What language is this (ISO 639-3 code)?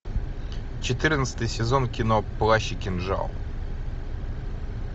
rus